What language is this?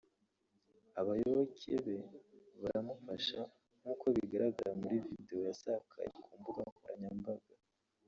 Kinyarwanda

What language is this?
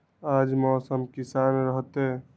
Magahi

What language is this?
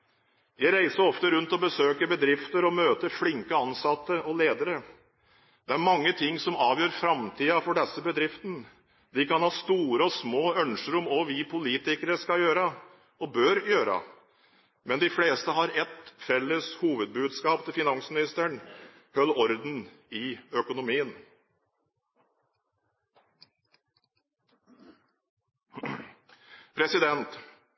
Norwegian Bokmål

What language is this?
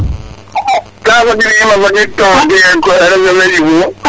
Serer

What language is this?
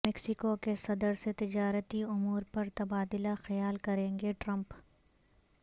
Urdu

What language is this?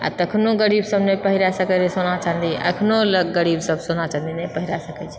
Maithili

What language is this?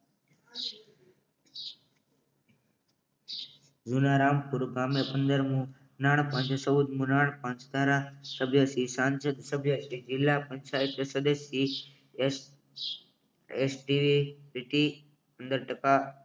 Gujarati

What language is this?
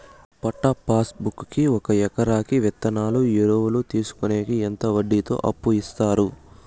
Telugu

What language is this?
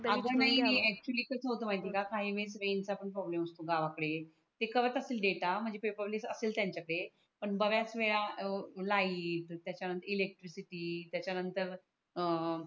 Marathi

